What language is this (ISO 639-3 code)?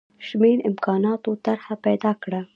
pus